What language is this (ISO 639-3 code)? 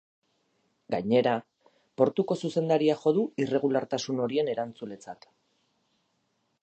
eus